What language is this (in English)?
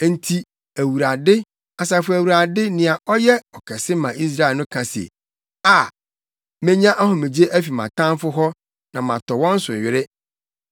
Akan